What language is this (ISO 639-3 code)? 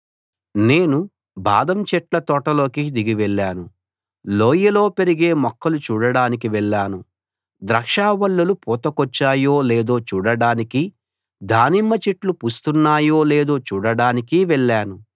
tel